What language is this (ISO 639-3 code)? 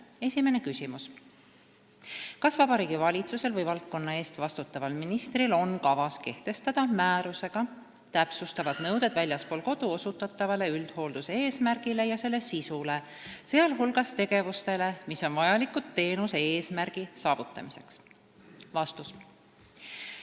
est